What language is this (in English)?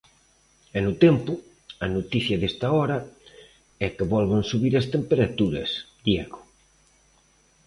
Galician